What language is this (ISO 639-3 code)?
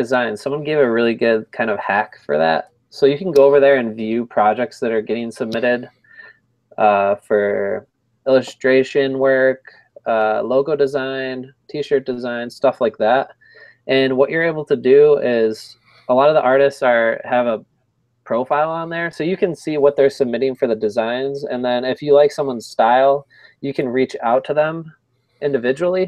eng